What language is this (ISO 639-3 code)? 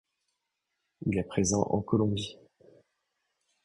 fra